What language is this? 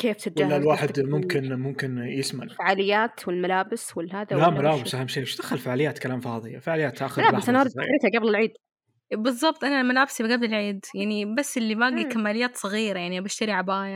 Arabic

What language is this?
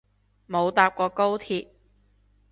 Cantonese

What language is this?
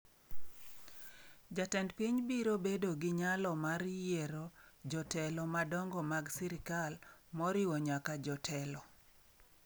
Luo (Kenya and Tanzania)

